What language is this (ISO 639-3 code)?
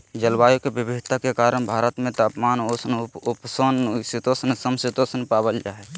mag